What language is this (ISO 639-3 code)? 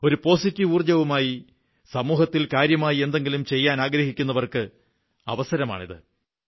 mal